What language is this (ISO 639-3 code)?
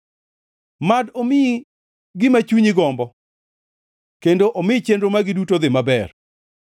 luo